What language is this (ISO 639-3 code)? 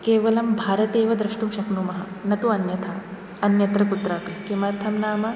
san